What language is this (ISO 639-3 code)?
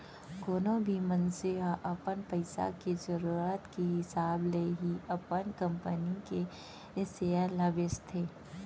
hne